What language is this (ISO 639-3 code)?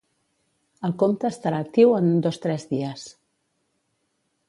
cat